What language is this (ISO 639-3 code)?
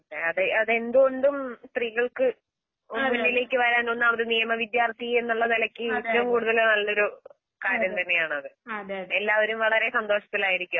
mal